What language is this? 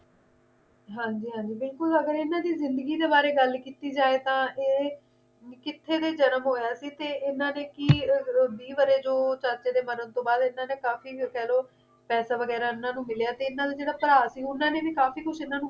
Punjabi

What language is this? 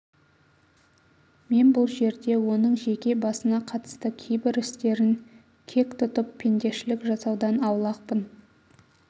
Kazakh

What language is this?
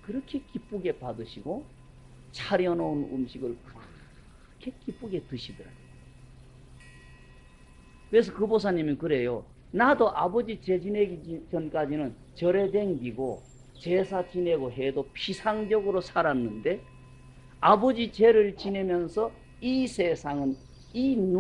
Korean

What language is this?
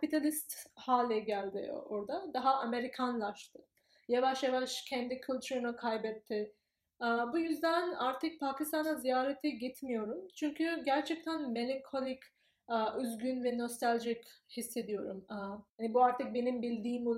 Turkish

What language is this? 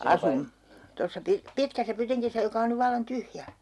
Finnish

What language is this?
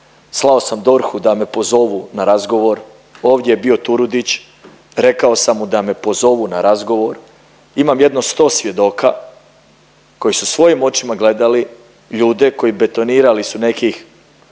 Croatian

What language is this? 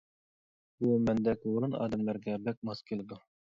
Uyghur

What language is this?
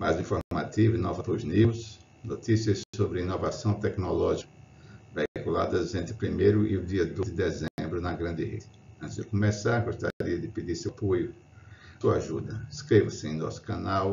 Portuguese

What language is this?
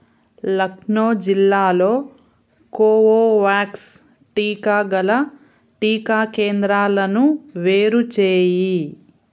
Telugu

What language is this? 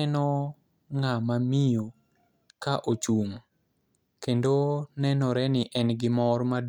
Luo (Kenya and Tanzania)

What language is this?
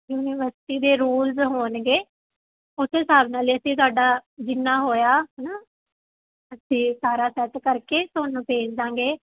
Punjabi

